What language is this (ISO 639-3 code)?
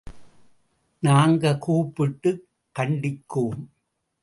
tam